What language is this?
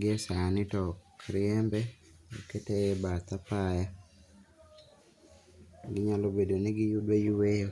Luo (Kenya and Tanzania)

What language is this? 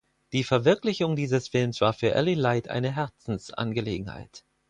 German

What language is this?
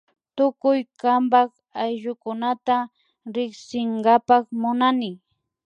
Imbabura Highland Quichua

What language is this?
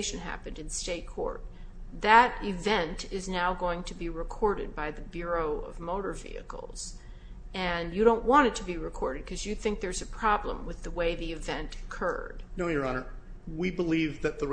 English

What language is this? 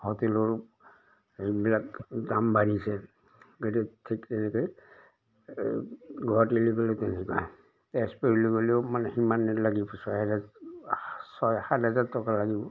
Assamese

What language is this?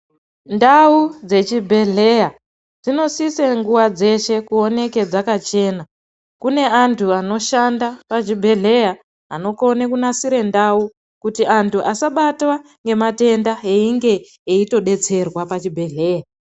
Ndau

